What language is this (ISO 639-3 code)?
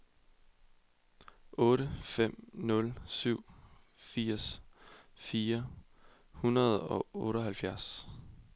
dan